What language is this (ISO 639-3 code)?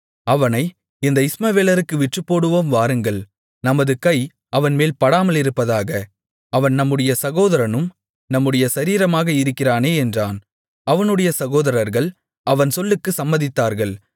tam